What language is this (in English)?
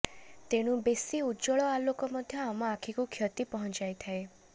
Odia